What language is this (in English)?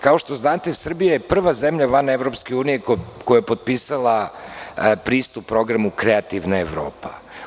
Serbian